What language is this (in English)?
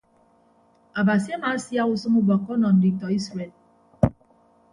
Ibibio